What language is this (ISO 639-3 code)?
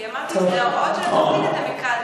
heb